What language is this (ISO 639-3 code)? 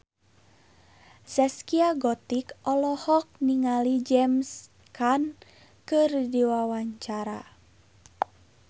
sun